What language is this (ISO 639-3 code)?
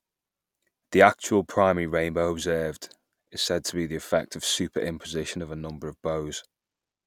eng